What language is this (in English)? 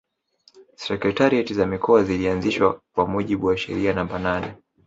Swahili